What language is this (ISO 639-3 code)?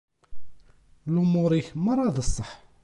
kab